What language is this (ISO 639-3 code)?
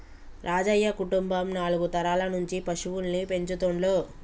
tel